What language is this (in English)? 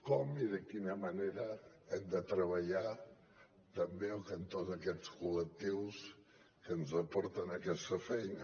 Catalan